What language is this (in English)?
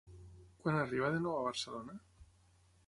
Catalan